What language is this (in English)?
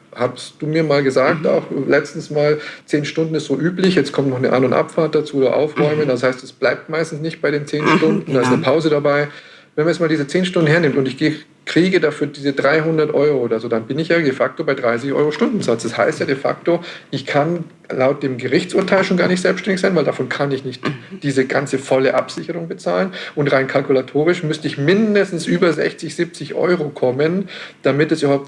German